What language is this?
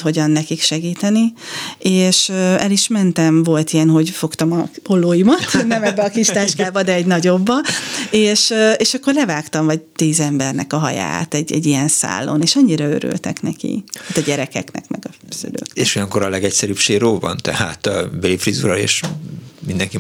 Hungarian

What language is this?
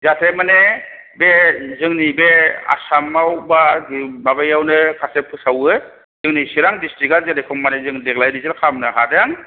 Bodo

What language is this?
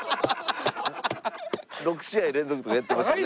Japanese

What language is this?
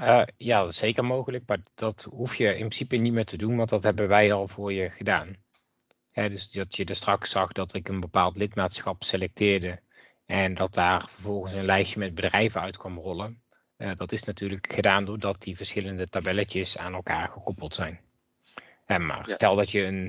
Dutch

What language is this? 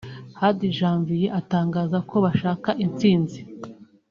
Kinyarwanda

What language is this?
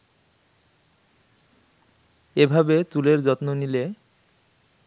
Bangla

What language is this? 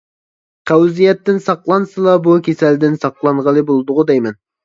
Uyghur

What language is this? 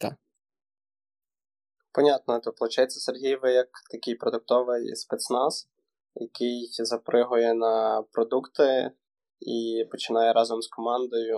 Ukrainian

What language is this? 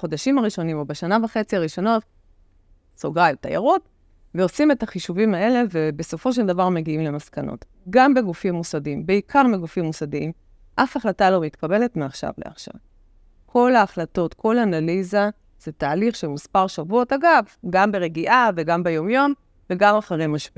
Hebrew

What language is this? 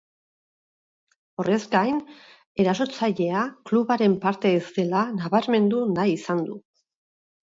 Basque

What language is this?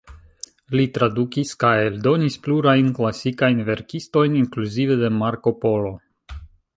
Esperanto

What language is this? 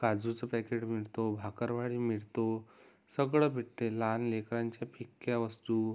Marathi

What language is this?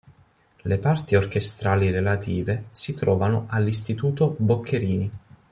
Italian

